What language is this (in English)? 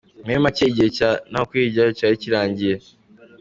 Kinyarwanda